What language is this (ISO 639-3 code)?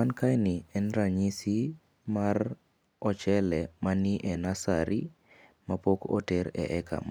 luo